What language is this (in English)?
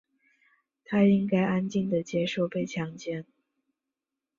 Chinese